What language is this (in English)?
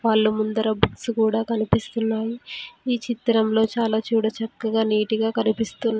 Telugu